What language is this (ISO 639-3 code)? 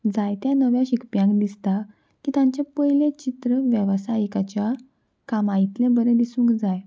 kok